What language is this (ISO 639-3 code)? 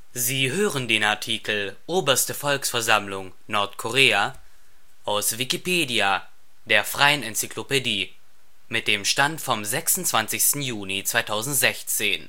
deu